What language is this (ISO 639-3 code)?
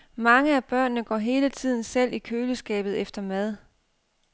dan